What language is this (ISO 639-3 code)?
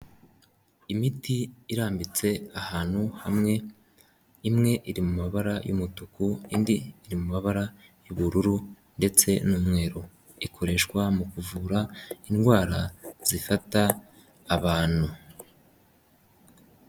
kin